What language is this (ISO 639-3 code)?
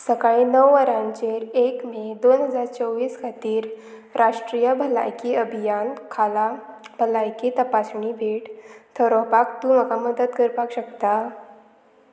kok